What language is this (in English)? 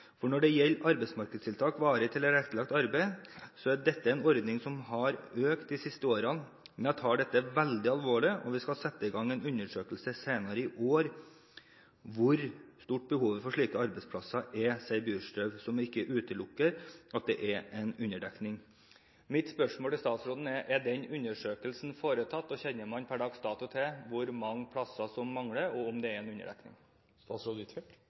Norwegian Bokmål